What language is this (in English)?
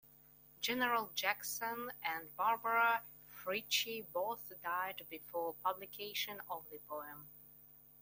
English